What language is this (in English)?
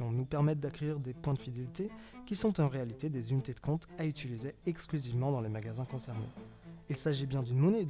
French